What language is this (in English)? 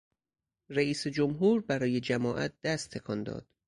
Persian